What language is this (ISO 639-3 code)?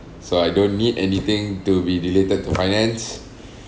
eng